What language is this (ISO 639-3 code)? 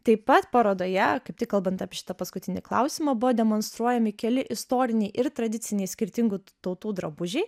lit